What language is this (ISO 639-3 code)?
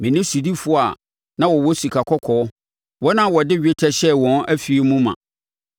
aka